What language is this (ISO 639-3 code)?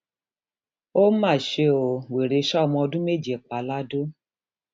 yor